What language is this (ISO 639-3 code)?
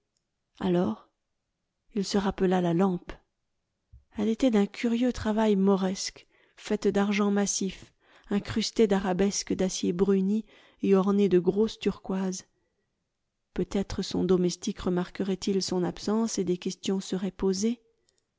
fra